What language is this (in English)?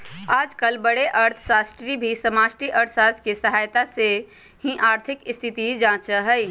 Magahi